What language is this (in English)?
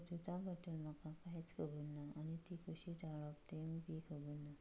Konkani